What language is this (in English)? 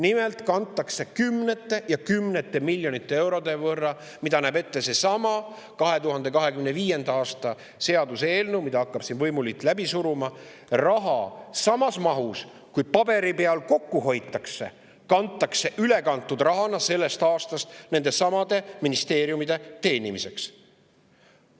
Estonian